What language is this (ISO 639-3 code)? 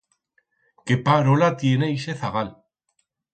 arg